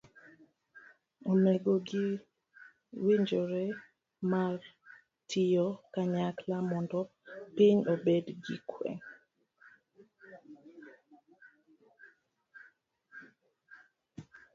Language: Luo (Kenya and Tanzania)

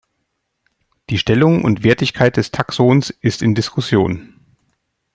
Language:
German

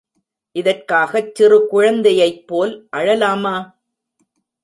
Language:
Tamil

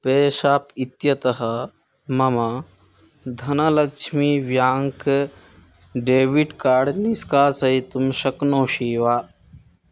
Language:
Sanskrit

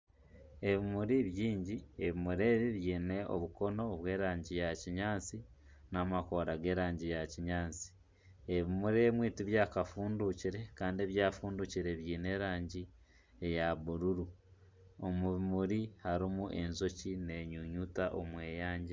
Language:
Nyankole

